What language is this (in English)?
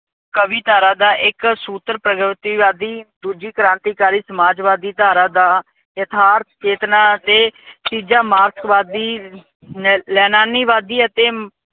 Punjabi